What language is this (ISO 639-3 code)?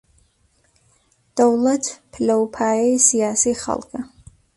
ckb